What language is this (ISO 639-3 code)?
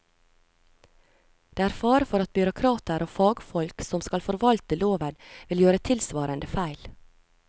nor